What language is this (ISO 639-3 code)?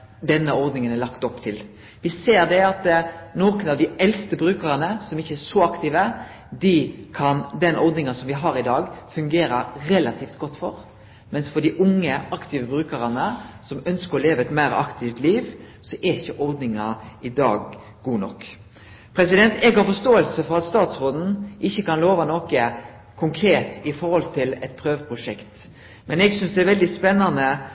nno